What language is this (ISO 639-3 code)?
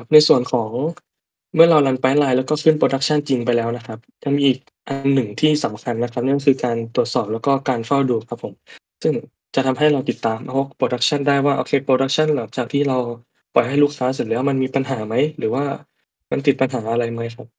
tha